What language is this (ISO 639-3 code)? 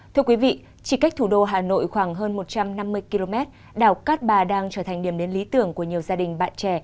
vie